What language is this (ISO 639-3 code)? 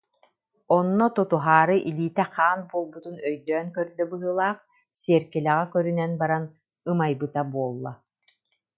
sah